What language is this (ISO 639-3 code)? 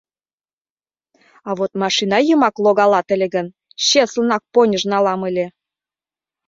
chm